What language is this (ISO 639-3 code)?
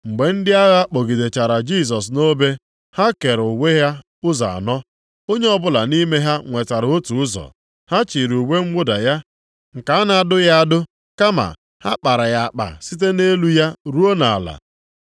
ibo